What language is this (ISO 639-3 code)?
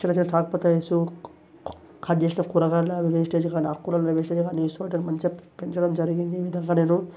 tel